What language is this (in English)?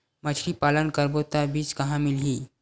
Chhattisgarhi